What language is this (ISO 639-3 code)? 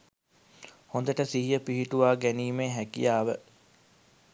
sin